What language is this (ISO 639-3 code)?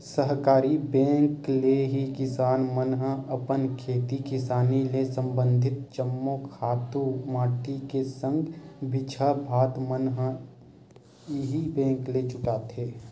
hne